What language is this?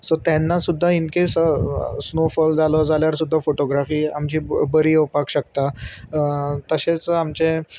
Konkani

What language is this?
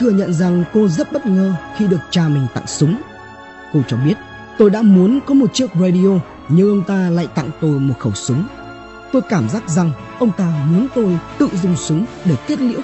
Vietnamese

